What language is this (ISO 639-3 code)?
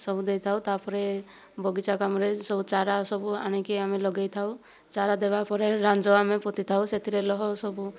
ori